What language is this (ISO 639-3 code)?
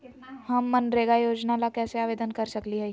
mag